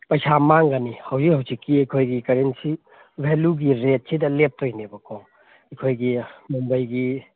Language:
Manipuri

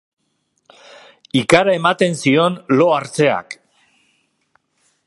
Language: Basque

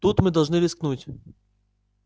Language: Russian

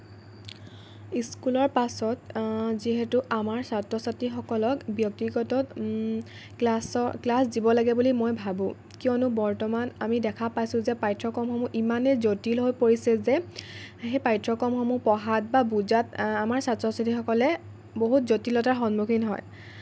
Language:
Assamese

